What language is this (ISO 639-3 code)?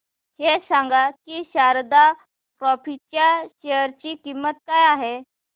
mar